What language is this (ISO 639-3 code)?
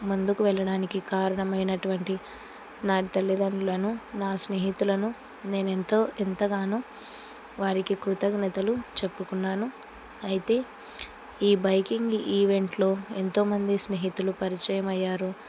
tel